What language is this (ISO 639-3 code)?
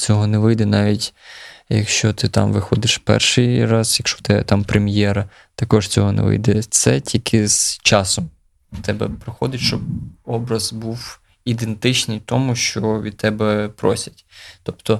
ukr